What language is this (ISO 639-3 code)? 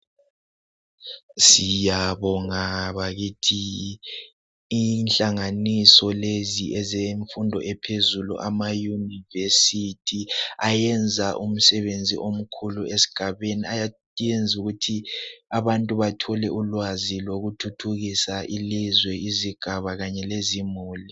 nde